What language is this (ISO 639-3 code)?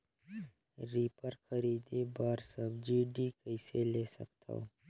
hne